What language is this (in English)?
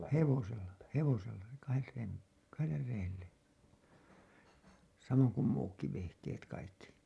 Finnish